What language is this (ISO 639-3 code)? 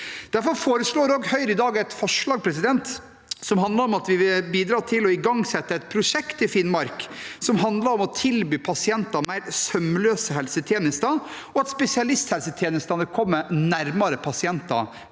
nor